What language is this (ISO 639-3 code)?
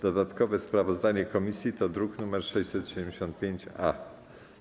pol